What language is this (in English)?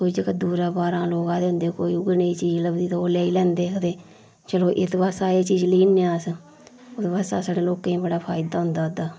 Dogri